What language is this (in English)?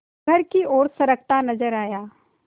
Hindi